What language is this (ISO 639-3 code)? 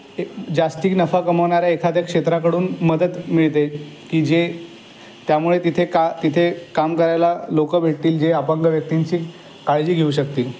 mar